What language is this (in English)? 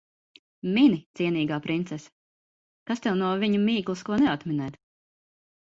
Latvian